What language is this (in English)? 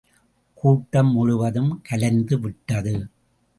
Tamil